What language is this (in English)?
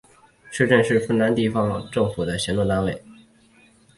Chinese